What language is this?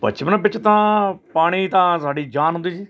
Punjabi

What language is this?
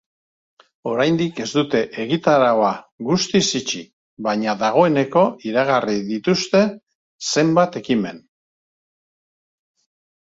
Basque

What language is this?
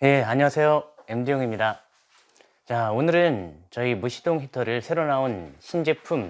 Korean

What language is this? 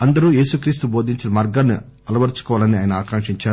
Telugu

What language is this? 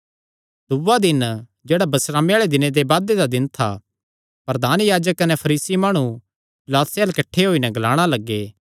Kangri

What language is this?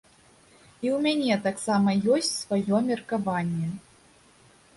Belarusian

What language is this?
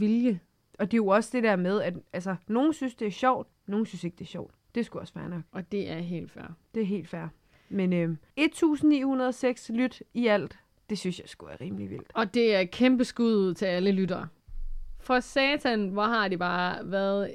Danish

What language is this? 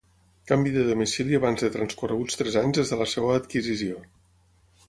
Catalan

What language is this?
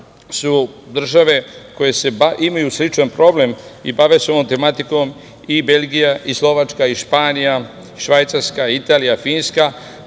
Serbian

